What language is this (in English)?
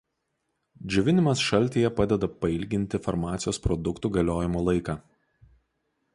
Lithuanian